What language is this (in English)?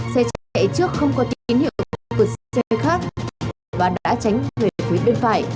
Vietnamese